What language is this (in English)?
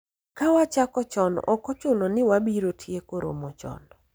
Luo (Kenya and Tanzania)